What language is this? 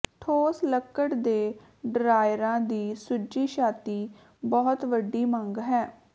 Punjabi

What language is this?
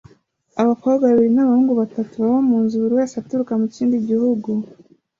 Kinyarwanda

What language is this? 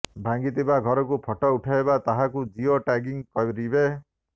Odia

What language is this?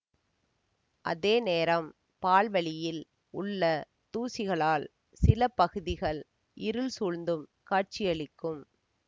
Tamil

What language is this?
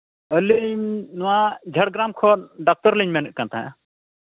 Santali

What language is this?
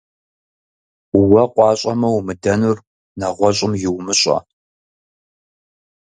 Kabardian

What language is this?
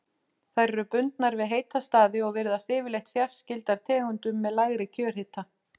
Icelandic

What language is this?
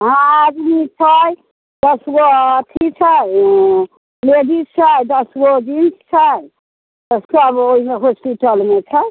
Maithili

